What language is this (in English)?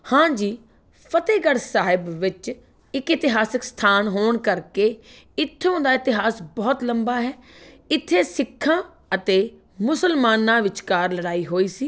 Punjabi